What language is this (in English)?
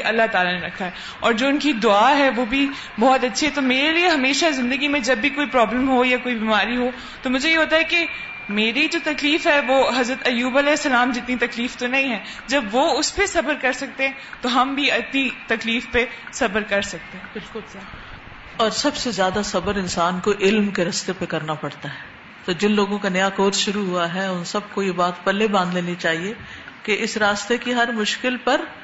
Urdu